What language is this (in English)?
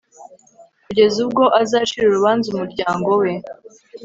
Kinyarwanda